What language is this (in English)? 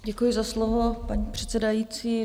Czech